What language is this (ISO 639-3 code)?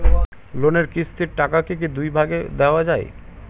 ben